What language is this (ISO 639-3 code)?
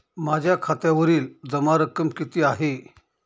mar